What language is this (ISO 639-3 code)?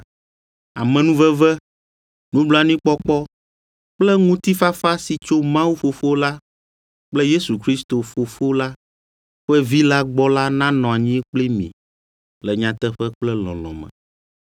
ewe